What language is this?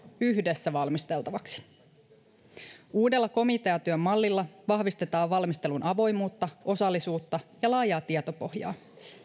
Finnish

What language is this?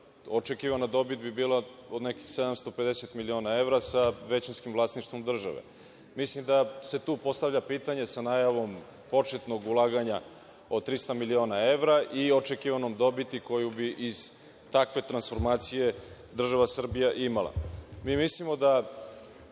Serbian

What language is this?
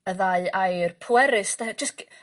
Welsh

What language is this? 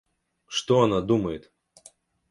Russian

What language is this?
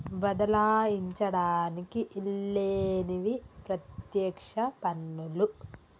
Telugu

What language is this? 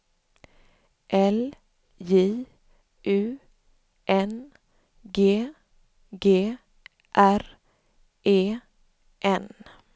Swedish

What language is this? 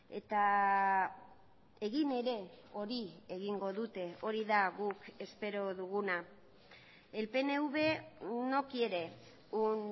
Basque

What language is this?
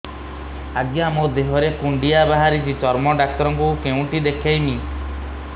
Odia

